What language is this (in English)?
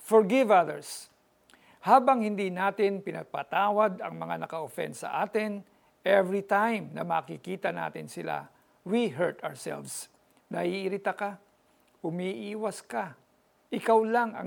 Filipino